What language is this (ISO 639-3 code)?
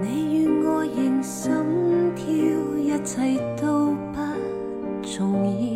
zho